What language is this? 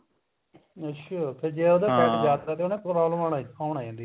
Punjabi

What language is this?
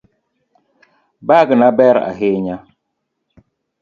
Luo (Kenya and Tanzania)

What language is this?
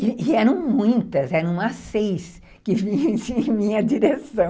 Portuguese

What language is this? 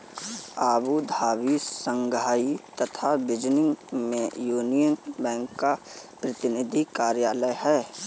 Hindi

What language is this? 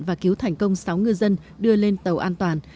Vietnamese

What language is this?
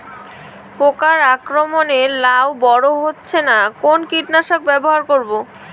Bangla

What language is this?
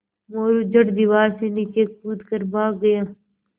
Hindi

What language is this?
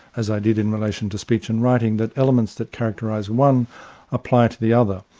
English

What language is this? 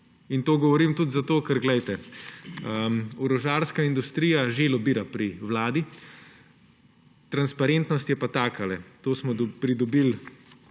Slovenian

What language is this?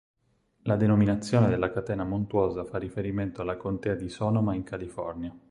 Italian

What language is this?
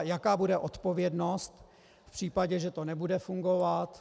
Czech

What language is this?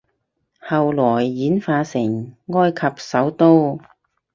Cantonese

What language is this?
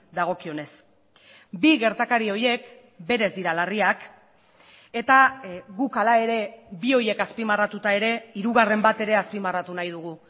Basque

